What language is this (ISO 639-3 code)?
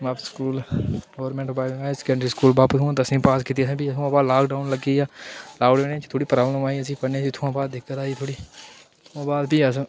doi